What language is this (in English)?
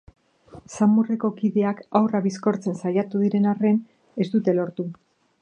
Basque